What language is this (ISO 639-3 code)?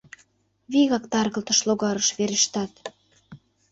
chm